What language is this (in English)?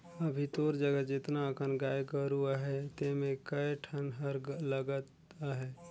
Chhattisgarhi